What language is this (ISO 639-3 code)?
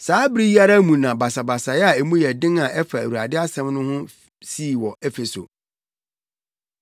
aka